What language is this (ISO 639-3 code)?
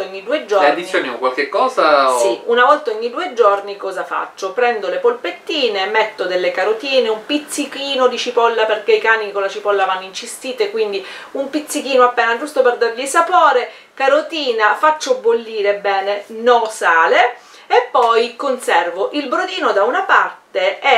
ita